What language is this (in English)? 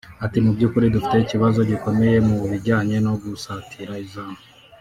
Kinyarwanda